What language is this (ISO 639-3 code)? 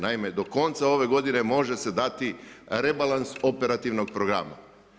hrv